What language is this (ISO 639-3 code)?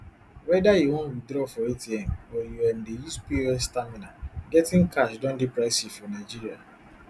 pcm